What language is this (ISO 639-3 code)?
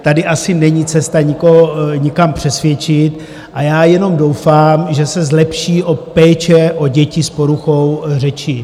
ces